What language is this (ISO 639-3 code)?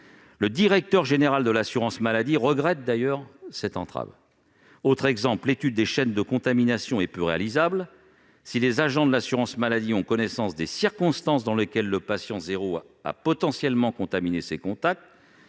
fra